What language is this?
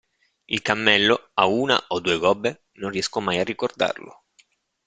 Italian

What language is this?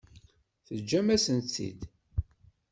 Kabyle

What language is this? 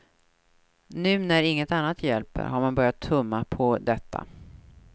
Swedish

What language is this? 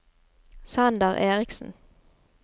Norwegian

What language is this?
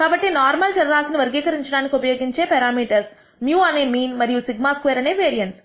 Telugu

